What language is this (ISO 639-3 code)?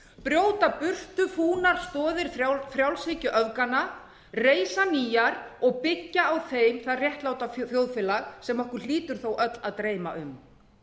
isl